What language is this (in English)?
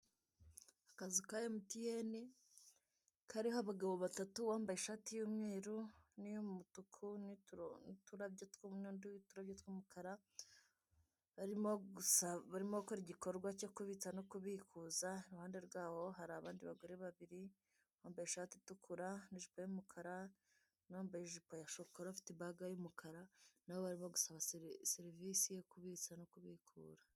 Kinyarwanda